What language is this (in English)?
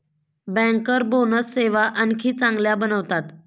Marathi